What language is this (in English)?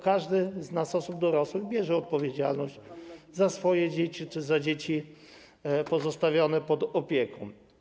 Polish